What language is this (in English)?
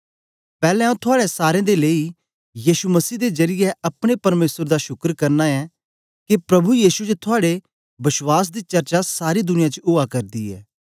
Dogri